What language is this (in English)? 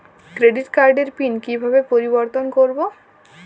Bangla